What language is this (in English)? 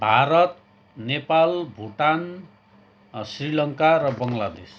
Nepali